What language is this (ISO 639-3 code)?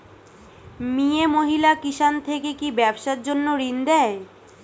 ben